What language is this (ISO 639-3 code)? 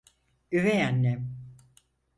tur